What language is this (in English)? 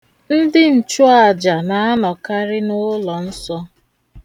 Igbo